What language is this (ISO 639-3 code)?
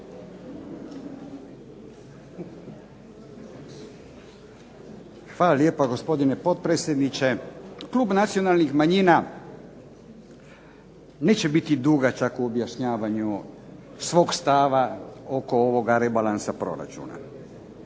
hrv